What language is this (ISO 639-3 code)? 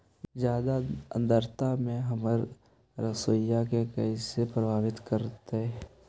mag